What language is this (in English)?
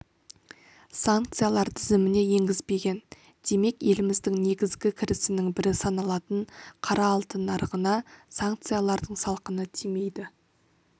Kazakh